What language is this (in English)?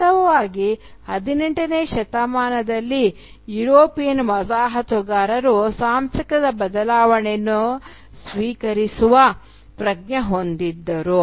Kannada